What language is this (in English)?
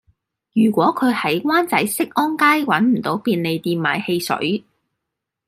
Cantonese